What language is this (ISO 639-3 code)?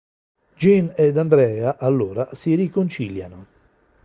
ita